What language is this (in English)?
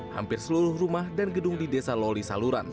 Indonesian